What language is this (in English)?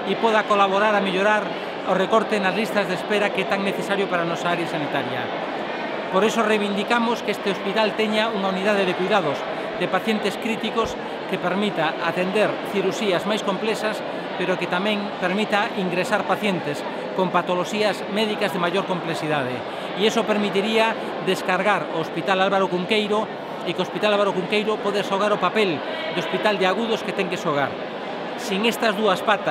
Spanish